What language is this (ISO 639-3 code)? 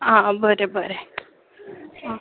kok